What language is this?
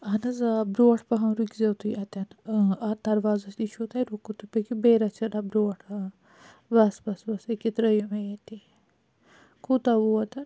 Kashmiri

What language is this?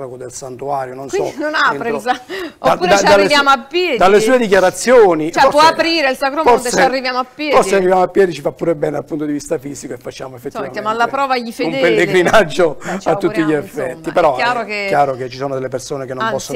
Italian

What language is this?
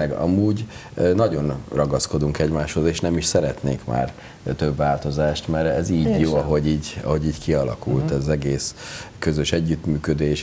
Hungarian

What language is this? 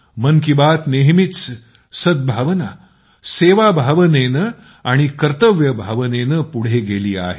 Marathi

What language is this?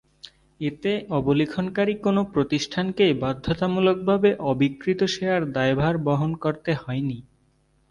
Bangla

